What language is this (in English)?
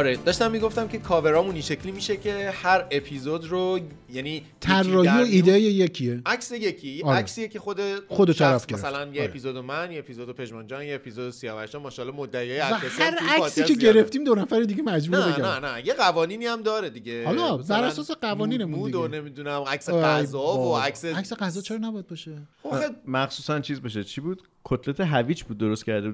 Persian